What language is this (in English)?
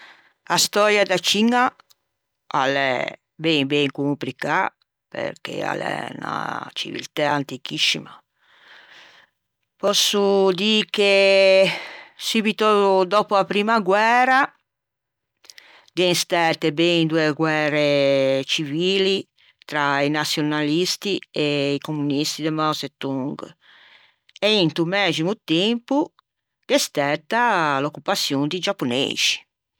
Ligurian